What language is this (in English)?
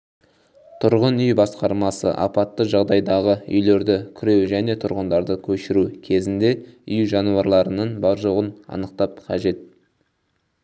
Kazakh